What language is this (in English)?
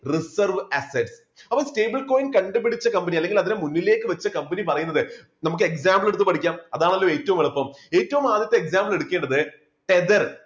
Malayalam